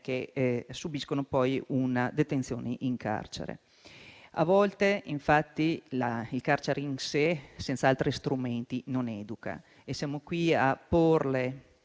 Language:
Italian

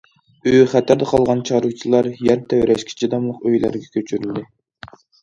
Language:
Uyghur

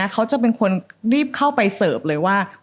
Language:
Thai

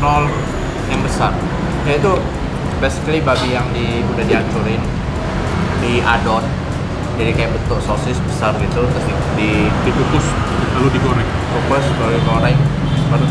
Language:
Indonesian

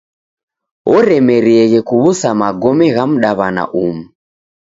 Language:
Taita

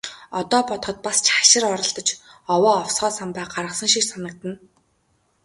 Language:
Mongolian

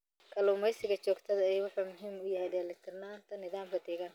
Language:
Somali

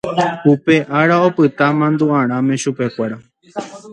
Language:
Guarani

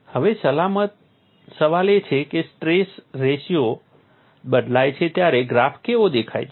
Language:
Gujarati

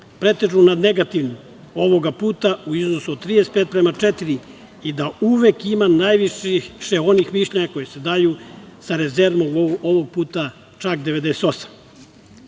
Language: Serbian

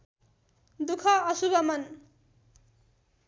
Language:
Nepali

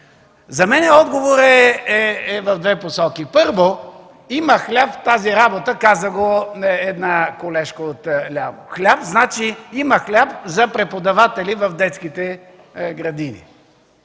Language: Bulgarian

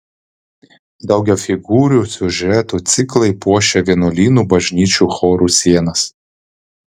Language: Lithuanian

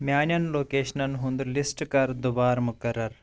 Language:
Kashmiri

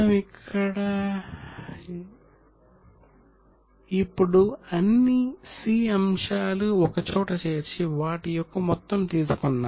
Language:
Telugu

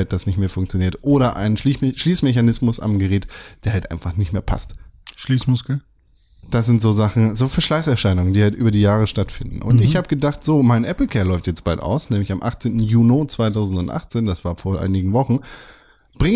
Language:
German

